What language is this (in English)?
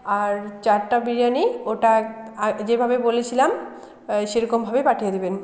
Bangla